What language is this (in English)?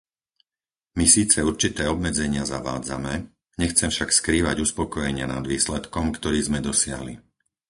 Slovak